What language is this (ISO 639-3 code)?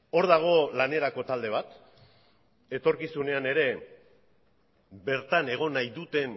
eus